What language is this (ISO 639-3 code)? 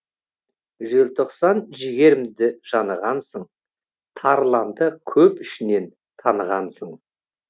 kaz